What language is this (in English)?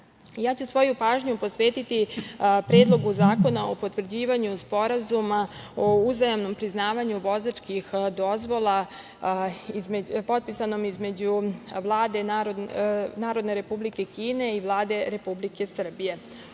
Serbian